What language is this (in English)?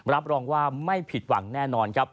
Thai